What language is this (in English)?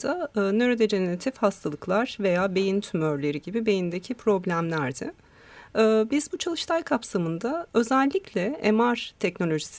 Turkish